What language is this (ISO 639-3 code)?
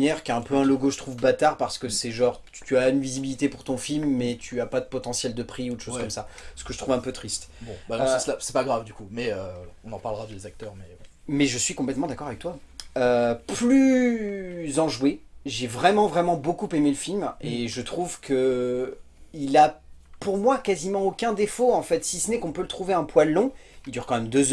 fra